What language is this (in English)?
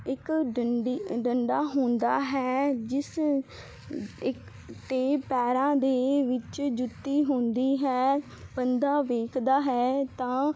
Punjabi